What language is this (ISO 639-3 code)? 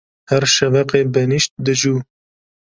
kur